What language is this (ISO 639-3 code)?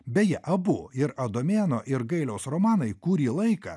lit